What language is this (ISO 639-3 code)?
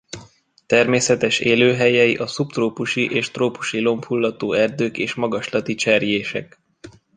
hun